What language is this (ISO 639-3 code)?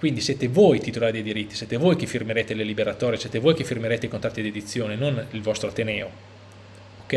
ita